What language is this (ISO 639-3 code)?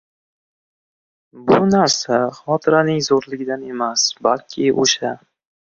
uzb